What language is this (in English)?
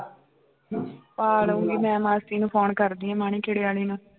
Punjabi